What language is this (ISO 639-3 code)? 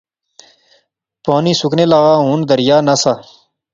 phr